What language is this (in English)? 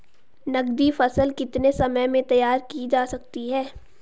Hindi